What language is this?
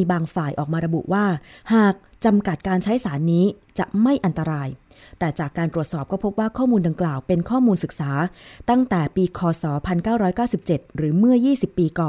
Thai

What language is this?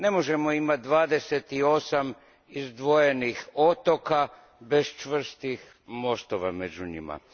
Croatian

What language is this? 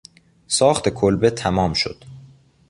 Persian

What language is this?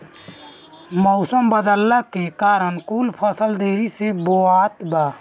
Bhojpuri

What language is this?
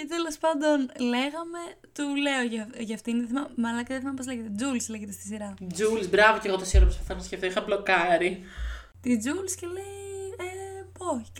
Greek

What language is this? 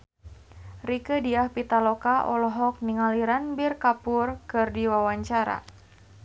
Sundanese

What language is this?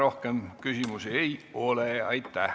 Estonian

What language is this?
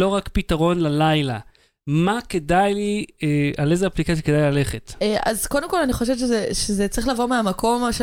Hebrew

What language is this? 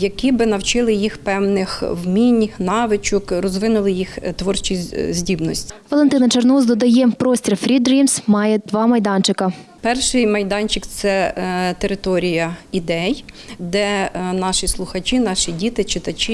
Ukrainian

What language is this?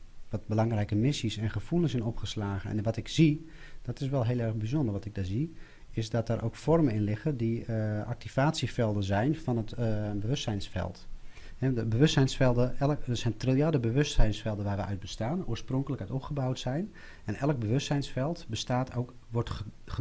Dutch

